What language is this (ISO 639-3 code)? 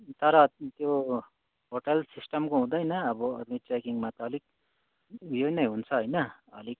nep